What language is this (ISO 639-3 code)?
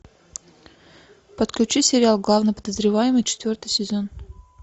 rus